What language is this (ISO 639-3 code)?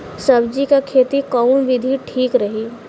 bho